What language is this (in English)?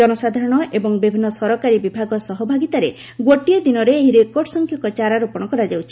Odia